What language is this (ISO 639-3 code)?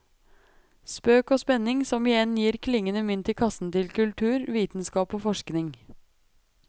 nor